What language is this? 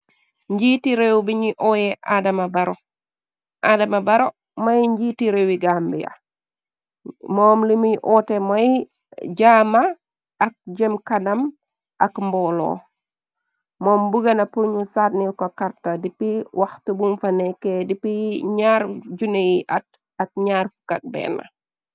Wolof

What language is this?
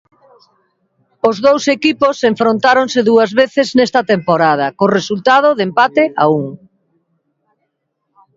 Galician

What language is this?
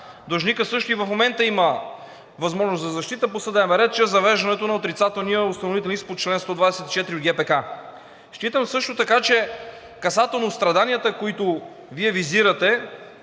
Bulgarian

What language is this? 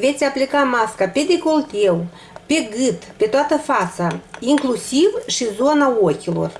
Romanian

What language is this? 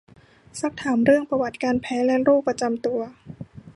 Thai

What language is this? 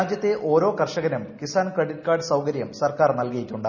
Malayalam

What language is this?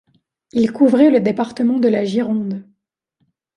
French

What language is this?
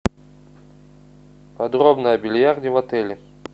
Russian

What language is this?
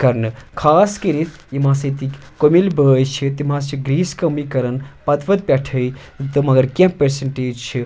Kashmiri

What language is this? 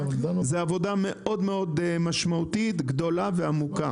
Hebrew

